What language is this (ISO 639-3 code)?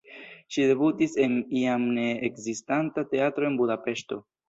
epo